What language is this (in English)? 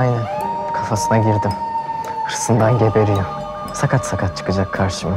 Turkish